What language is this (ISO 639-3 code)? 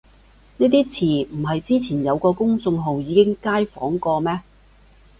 yue